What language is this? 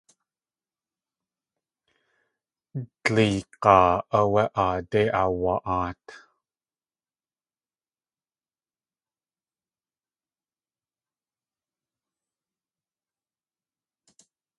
Tlingit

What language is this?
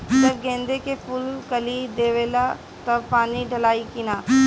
Bhojpuri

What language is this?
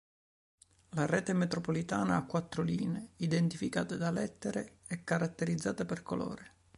Italian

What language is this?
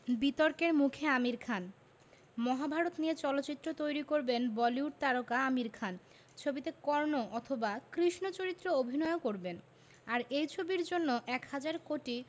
Bangla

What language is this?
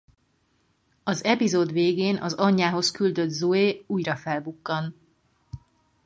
Hungarian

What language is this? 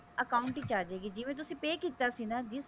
Punjabi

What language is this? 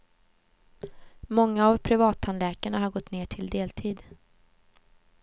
Swedish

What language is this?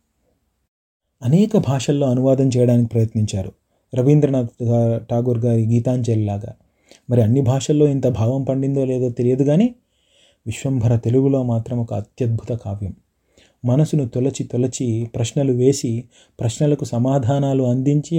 Telugu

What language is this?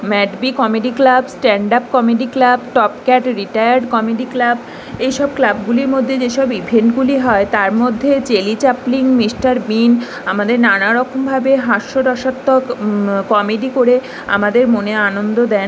Bangla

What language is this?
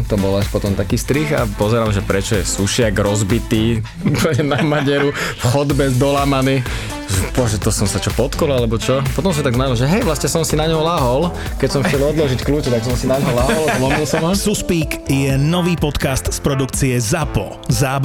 Slovak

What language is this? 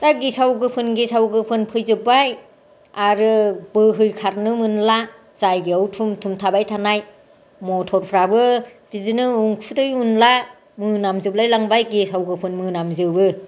Bodo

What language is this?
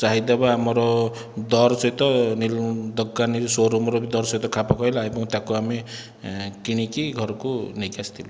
Odia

